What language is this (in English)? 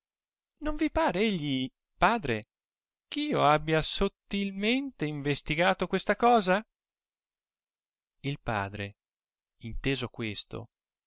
Italian